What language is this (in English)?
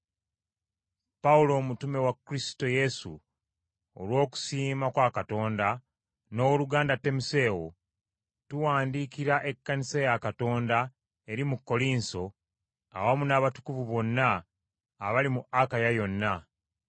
Ganda